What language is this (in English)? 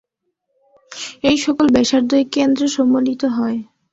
Bangla